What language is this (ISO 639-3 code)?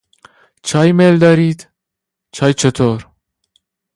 fas